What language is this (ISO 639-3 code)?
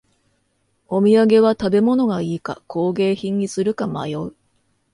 jpn